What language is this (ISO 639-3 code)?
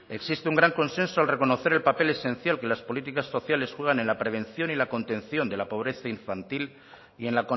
spa